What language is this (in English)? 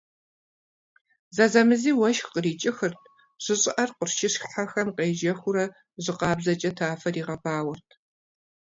Kabardian